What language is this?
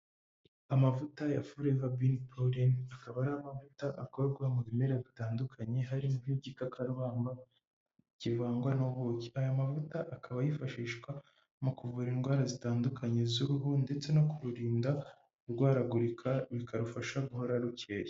Kinyarwanda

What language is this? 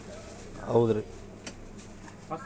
Kannada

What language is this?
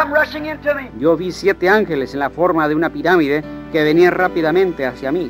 Spanish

